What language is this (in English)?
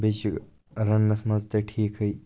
Kashmiri